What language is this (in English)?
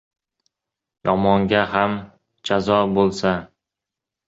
Uzbek